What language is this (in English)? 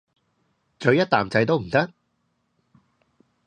Cantonese